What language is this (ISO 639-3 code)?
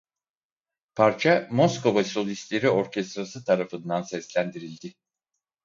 tur